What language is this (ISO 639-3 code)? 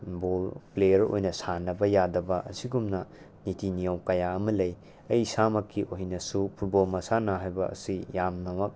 mni